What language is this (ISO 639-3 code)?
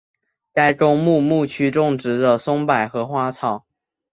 zho